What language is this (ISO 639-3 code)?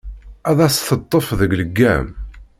kab